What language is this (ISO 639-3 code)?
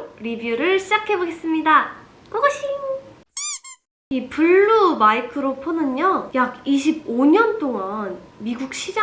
kor